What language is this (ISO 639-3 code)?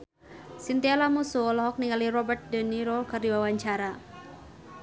sun